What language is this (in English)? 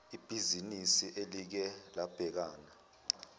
Zulu